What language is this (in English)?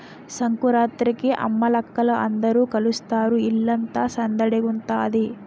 Telugu